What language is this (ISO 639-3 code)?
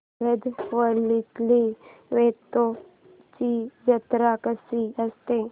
mar